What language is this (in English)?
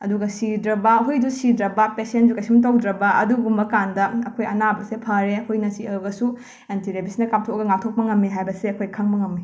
Manipuri